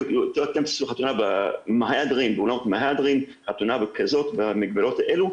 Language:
Hebrew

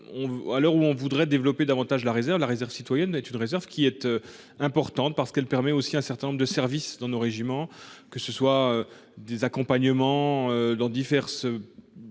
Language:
French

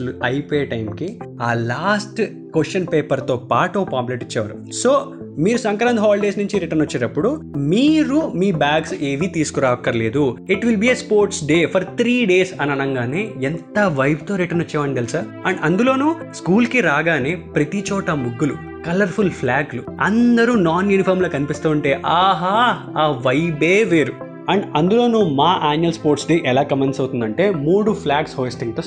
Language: Telugu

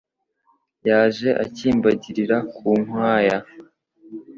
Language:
Kinyarwanda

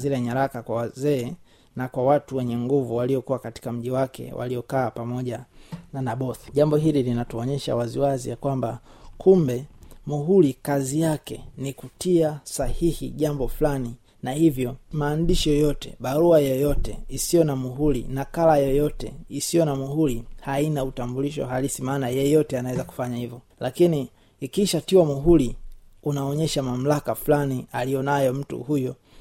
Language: Swahili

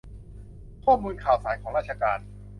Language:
Thai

